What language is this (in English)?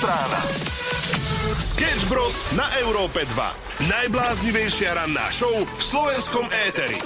Slovak